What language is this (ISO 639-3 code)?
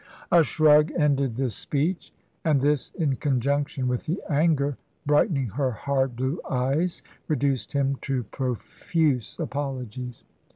eng